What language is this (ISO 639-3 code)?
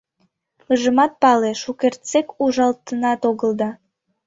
chm